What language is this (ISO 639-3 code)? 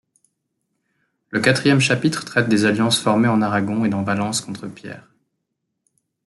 fra